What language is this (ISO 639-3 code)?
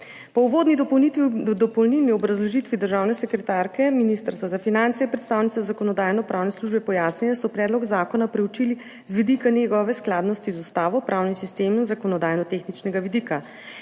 slv